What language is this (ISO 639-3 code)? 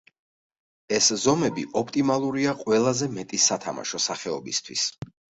kat